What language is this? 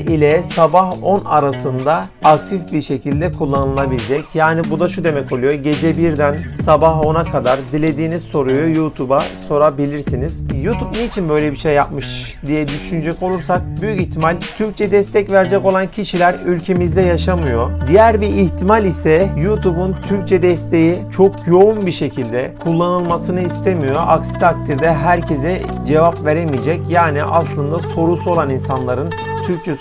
Turkish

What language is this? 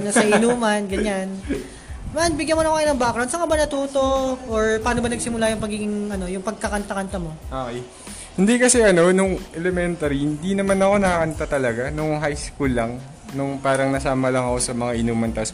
Filipino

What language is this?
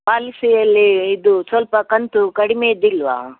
Kannada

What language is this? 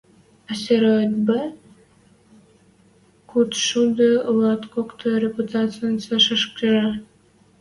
Western Mari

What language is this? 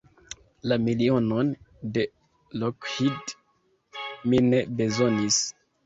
Esperanto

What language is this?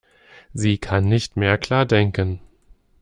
German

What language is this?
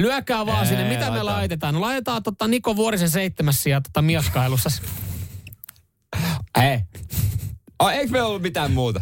Finnish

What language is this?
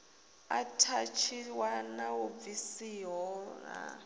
Venda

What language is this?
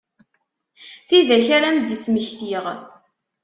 Kabyle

